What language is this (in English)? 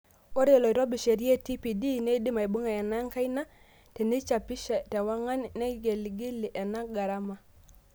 Masai